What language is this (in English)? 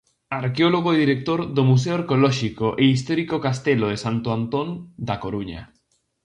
Galician